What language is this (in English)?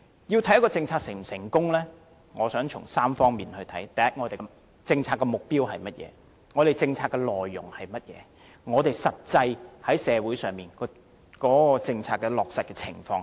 Cantonese